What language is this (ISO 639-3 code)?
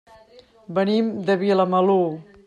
cat